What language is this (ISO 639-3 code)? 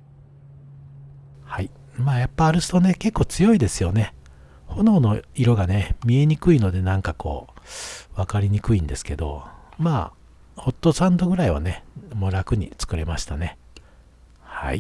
jpn